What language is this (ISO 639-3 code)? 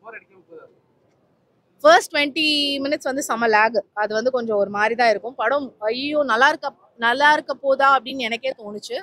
ron